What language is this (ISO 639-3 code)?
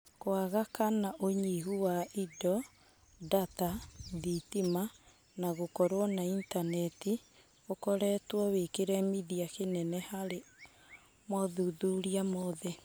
kik